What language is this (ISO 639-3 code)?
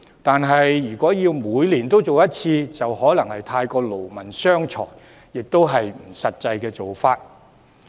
yue